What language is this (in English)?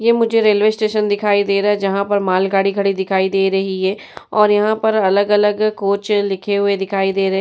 Hindi